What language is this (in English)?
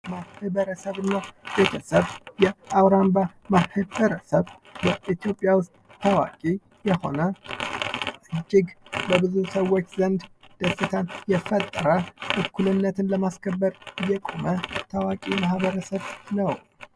Amharic